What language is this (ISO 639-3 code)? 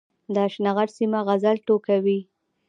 pus